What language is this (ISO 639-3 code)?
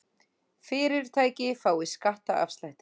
isl